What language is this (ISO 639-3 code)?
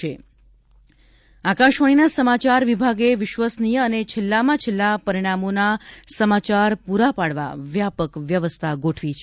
guj